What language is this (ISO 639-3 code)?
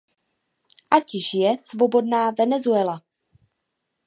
ces